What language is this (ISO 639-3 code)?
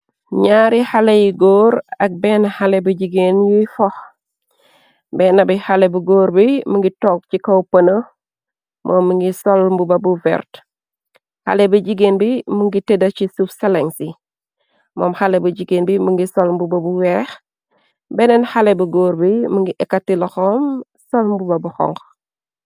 wol